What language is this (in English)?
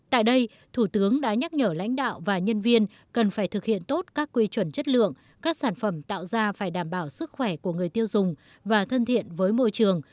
Vietnamese